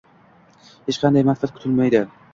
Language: Uzbek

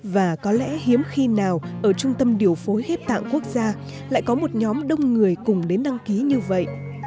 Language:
Vietnamese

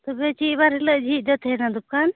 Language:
Santali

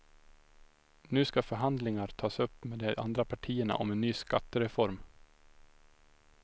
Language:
Swedish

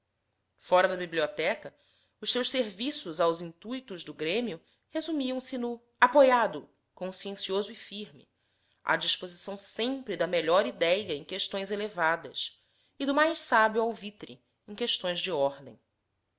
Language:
Portuguese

